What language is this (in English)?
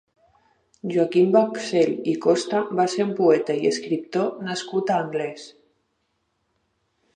Catalan